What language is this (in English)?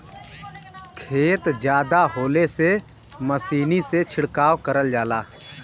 Bhojpuri